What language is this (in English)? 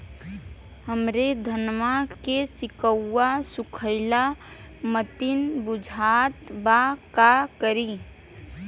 Bhojpuri